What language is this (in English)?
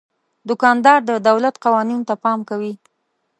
Pashto